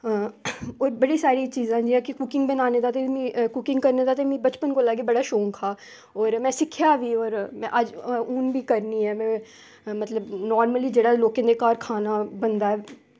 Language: Dogri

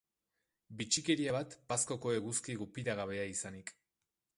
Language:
Basque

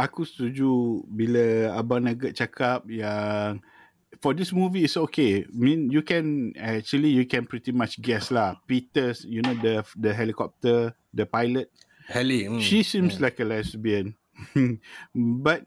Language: Malay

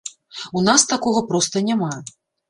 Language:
Belarusian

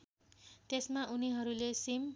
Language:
Nepali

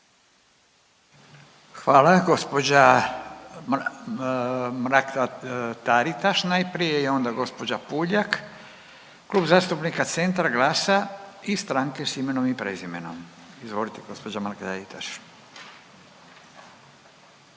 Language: Croatian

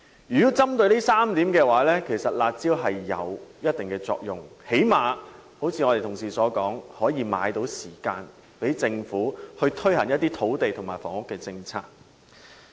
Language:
Cantonese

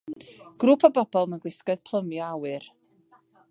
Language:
Welsh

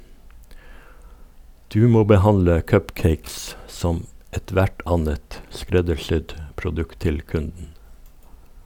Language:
Norwegian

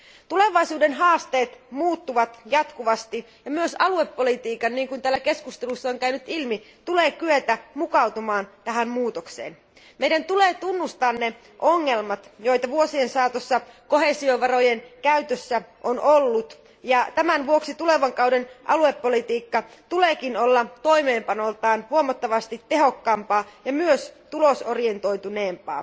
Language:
Finnish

